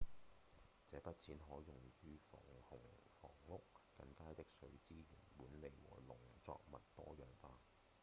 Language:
Cantonese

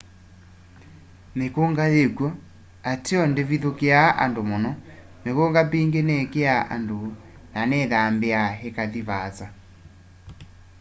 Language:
Kamba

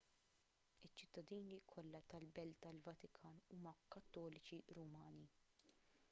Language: Maltese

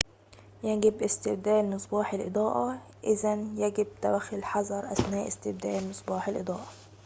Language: Arabic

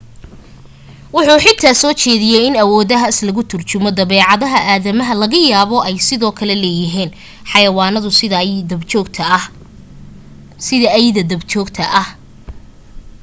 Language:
Somali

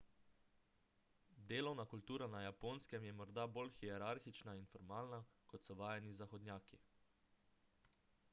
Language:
Slovenian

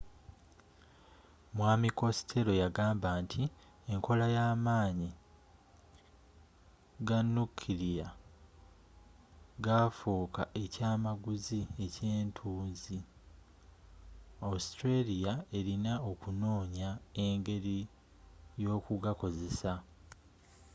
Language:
Ganda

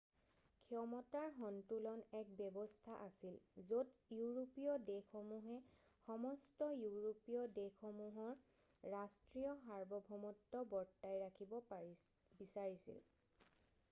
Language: Assamese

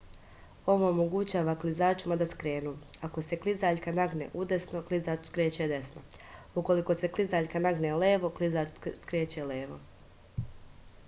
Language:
Serbian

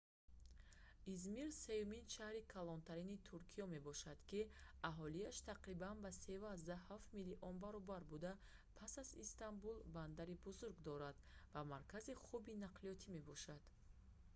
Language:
Tajik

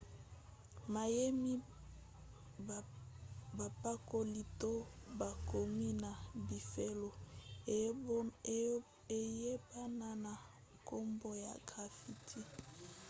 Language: Lingala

